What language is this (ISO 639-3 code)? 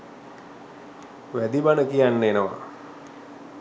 sin